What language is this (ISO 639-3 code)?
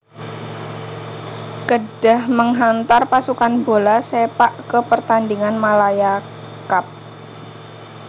jav